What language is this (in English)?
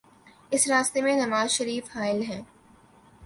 Urdu